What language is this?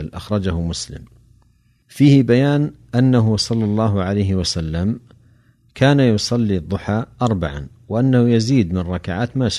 Arabic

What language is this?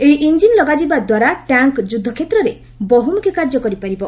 Odia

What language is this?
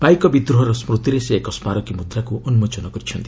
Odia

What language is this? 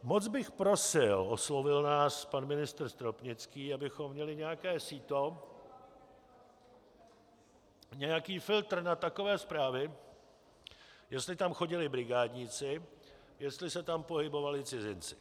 Czech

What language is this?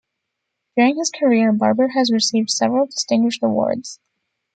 English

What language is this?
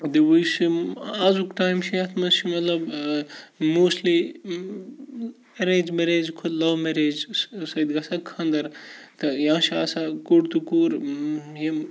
Kashmiri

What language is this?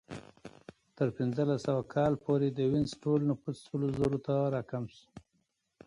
Pashto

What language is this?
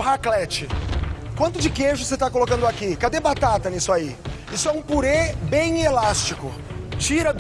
Portuguese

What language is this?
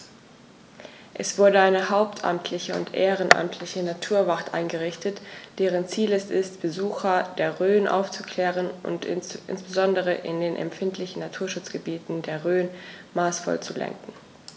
German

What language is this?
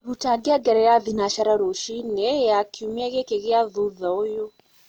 Kikuyu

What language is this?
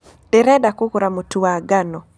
Kikuyu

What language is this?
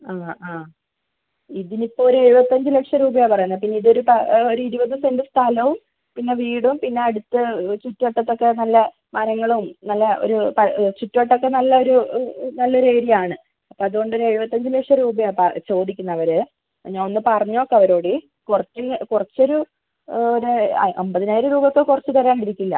Malayalam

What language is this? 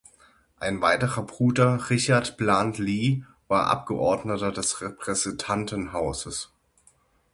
German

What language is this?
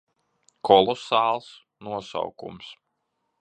Latvian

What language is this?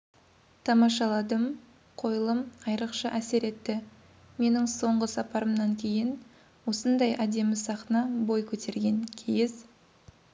Kazakh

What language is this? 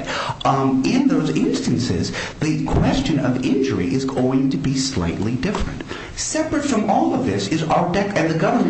English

